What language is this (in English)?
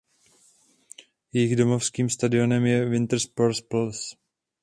Czech